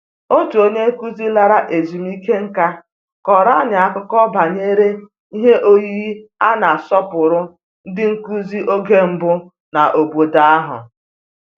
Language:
Igbo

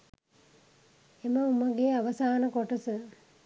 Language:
Sinhala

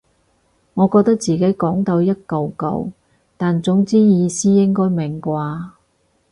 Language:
Cantonese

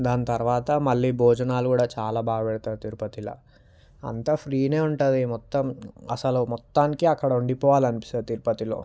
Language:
Telugu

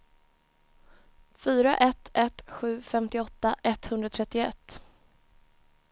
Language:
Swedish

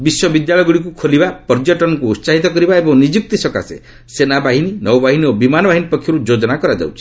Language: Odia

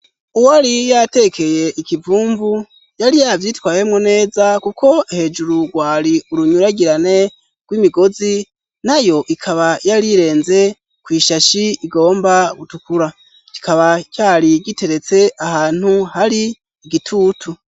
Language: Rundi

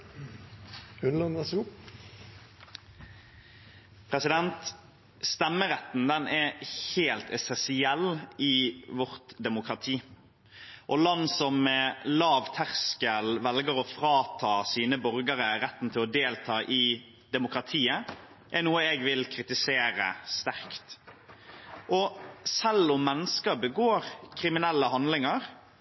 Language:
Norwegian Bokmål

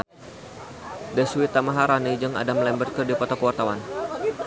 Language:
Sundanese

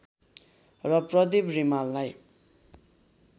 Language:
Nepali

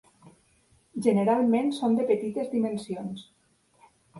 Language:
Catalan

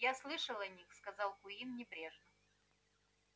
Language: Russian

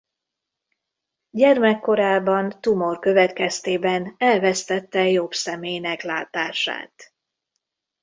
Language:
Hungarian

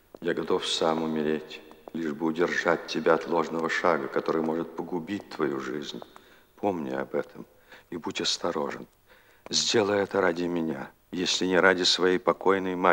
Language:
Russian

